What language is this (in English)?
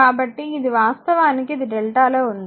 Telugu